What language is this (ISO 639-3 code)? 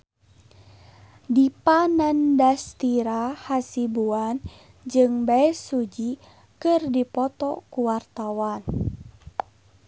sun